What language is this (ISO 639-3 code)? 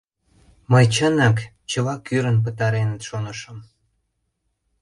chm